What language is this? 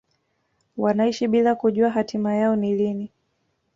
Swahili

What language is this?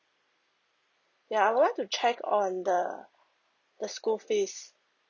English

